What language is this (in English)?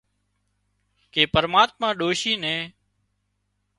Wadiyara Koli